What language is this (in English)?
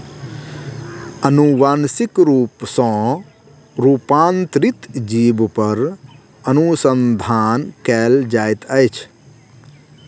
Maithili